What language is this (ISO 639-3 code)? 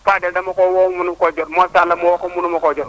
wol